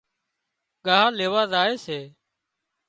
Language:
Wadiyara Koli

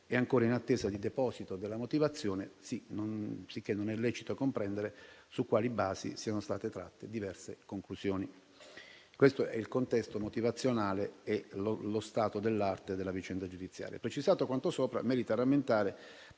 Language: Italian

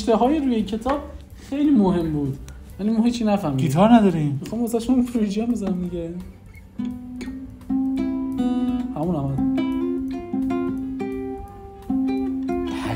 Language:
Persian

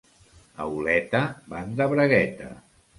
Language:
Catalan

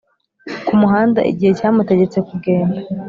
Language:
Kinyarwanda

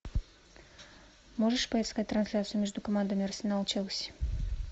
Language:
Russian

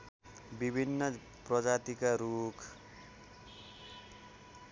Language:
Nepali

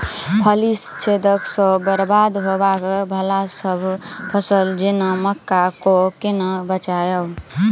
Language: Maithili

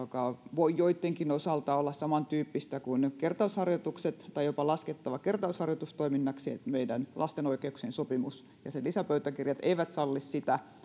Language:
Finnish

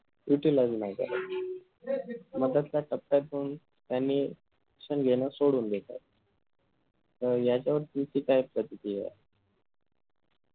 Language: Marathi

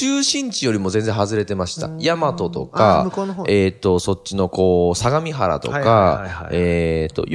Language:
Japanese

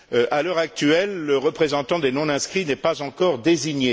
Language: French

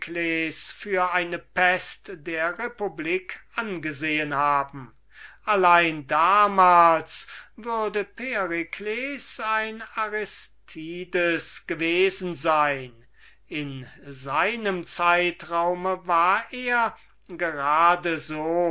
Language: German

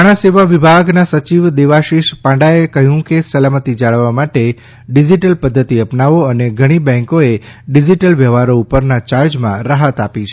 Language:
Gujarati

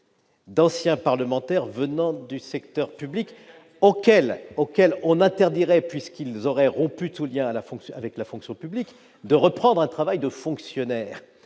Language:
French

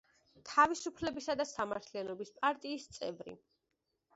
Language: Georgian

